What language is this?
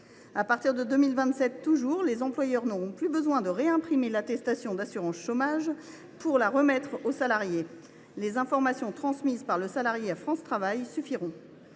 French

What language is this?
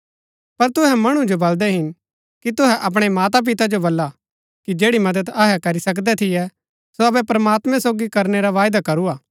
Gaddi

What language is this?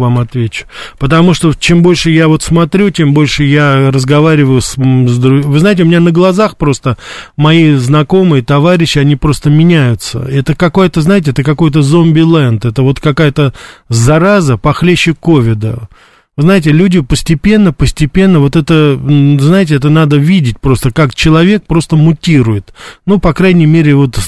Russian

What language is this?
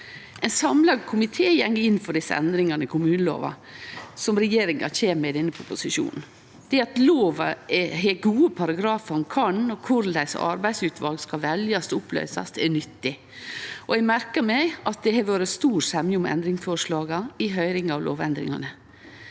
Norwegian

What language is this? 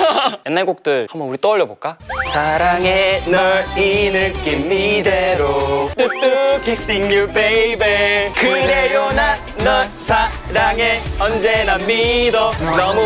Korean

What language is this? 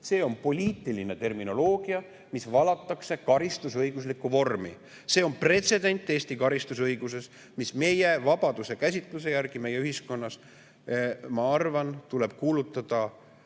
Estonian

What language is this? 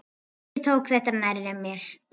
Icelandic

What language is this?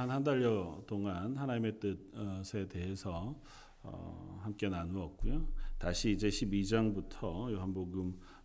Korean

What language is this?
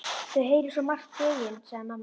Icelandic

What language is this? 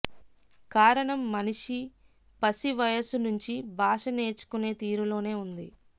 Telugu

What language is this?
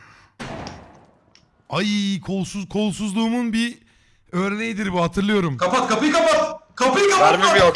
Turkish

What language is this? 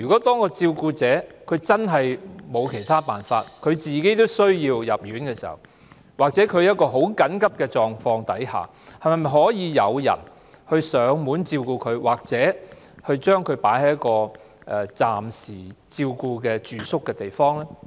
Cantonese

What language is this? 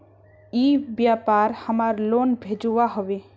Magahi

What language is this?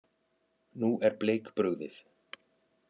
Icelandic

